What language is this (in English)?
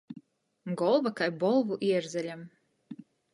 Latgalian